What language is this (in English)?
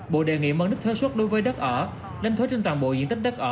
Vietnamese